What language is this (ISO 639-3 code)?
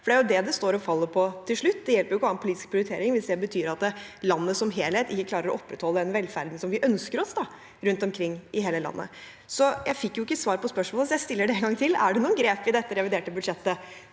nor